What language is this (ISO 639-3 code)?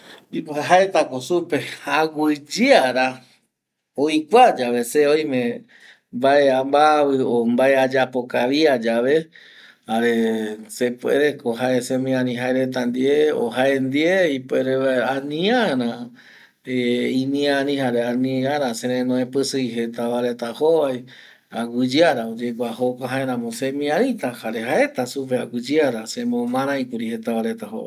gui